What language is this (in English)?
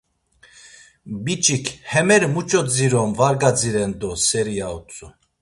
Laz